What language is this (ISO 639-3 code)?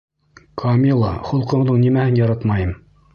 bak